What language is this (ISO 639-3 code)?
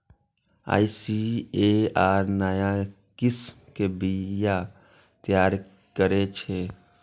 mai